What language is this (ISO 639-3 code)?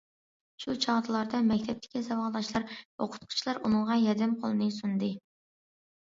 uig